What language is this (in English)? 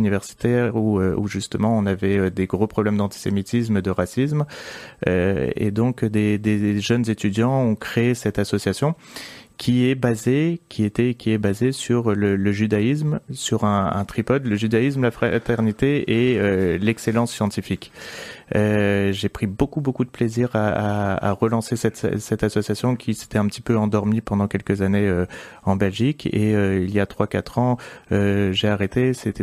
French